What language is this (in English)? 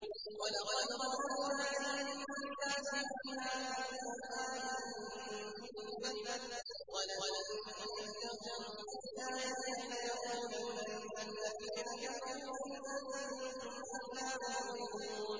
Arabic